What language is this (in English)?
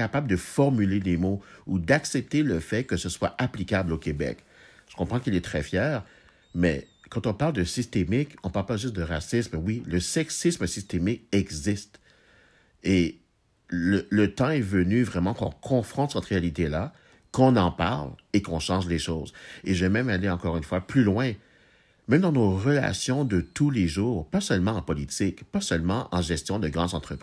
French